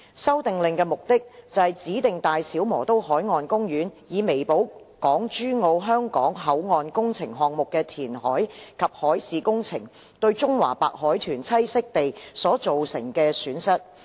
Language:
Cantonese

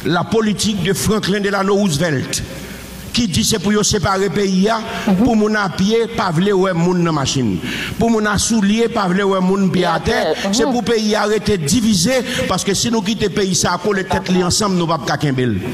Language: French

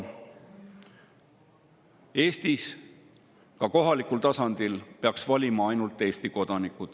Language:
Estonian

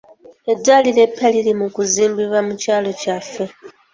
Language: Ganda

